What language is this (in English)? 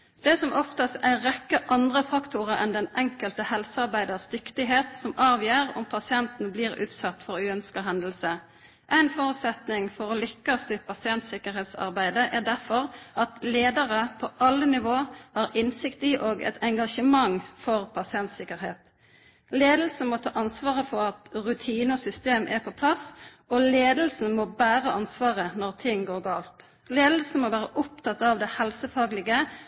Norwegian Nynorsk